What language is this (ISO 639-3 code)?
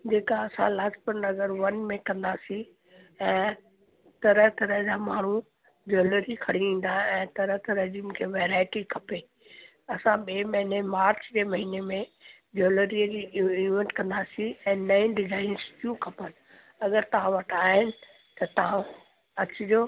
snd